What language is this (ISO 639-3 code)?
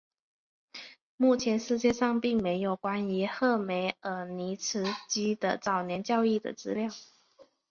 zho